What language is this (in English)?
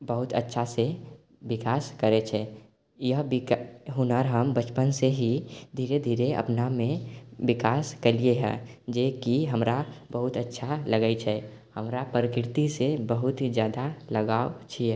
Maithili